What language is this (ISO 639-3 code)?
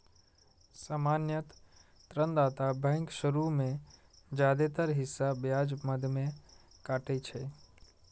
mai